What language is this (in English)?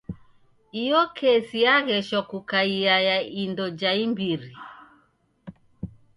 Taita